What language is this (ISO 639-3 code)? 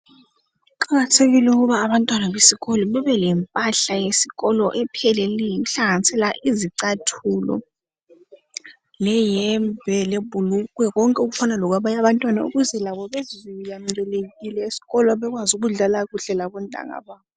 nde